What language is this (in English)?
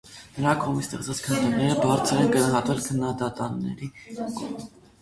Armenian